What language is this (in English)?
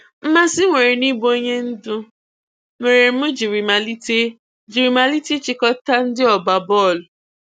Igbo